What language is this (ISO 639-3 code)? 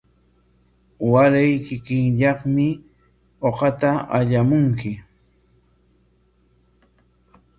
qwa